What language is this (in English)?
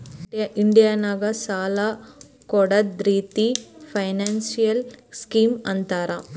Kannada